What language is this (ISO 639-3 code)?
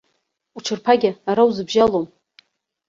abk